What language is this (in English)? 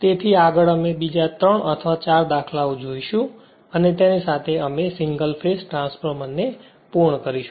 Gujarati